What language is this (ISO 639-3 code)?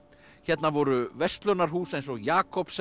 isl